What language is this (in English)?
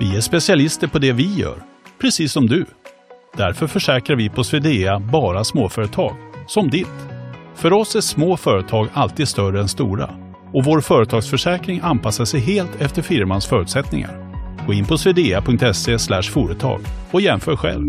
Swedish